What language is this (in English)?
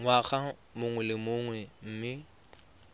Tswana